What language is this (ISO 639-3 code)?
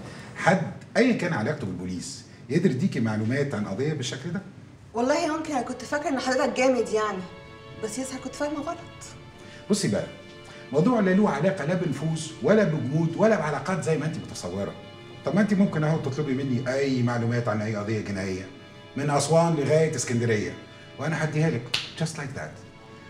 ara